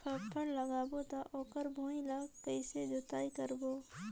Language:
Chhattisgarhi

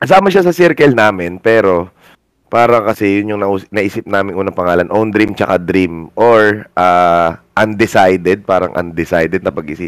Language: Filipino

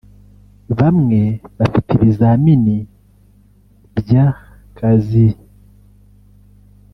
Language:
Kinyarwanda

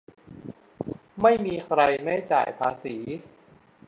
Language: Thai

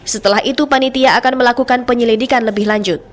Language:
Indonesian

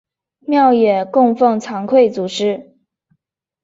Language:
Chinese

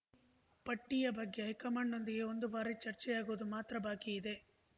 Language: Kannada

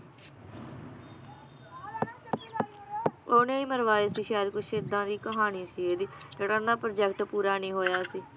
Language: Punjabi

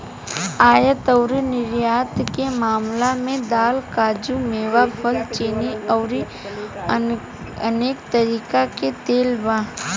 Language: Bhojpuri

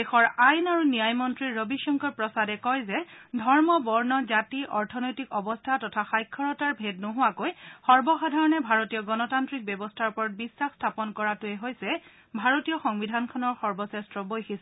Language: Assamese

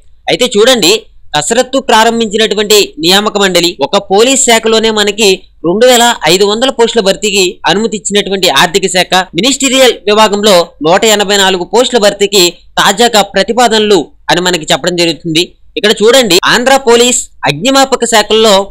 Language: Telugu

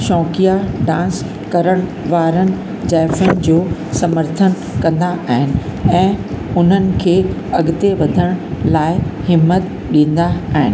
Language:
Sindhi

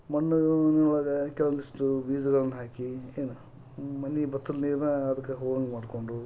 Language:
Kannada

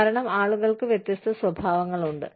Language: Malayalam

